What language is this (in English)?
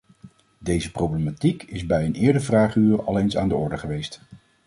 Dutch